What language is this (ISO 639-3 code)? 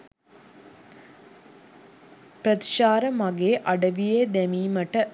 sin